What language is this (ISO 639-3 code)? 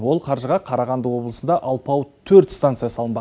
kaz